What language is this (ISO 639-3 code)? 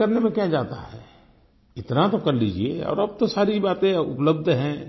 hin